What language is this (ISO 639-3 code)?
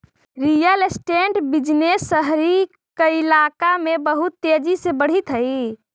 mag